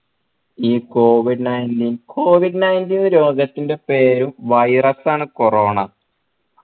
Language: Malayalam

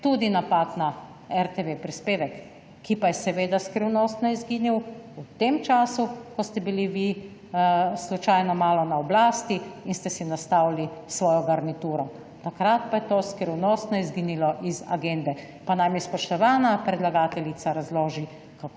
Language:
Slovenian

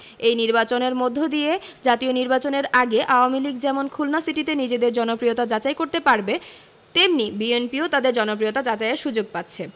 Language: Bangla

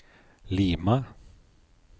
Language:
Norwegian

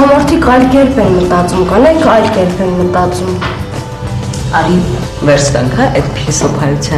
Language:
Romanian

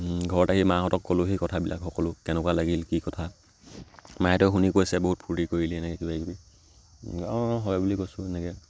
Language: Assamese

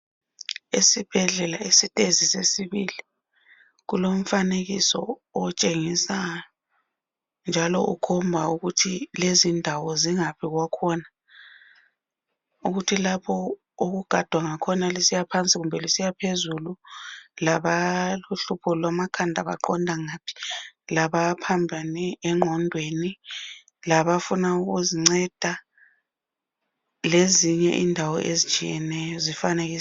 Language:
North Ndebele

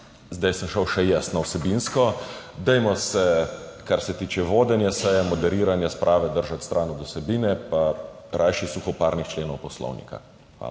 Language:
Slovenian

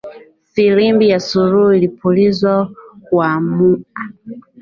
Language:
Swahili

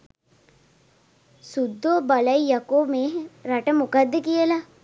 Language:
Sinhala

